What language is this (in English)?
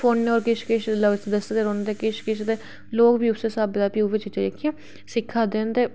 Dogri